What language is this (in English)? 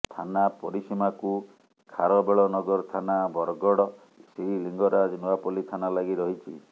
Odia